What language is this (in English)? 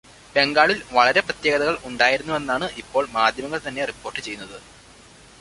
Malayalam